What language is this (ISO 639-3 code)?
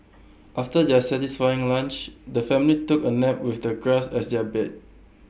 eng